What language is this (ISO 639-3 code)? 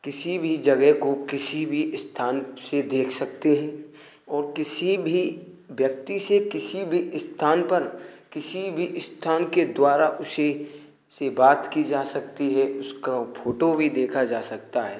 hin